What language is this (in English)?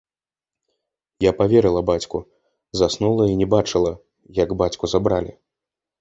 Belarusian